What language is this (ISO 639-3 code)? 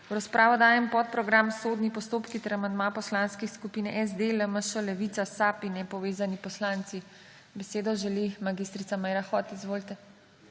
slv